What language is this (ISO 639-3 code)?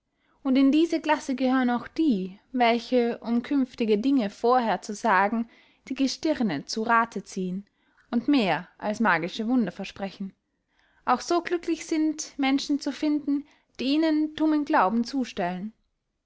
deu